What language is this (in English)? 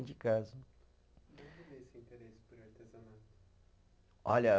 Portuguese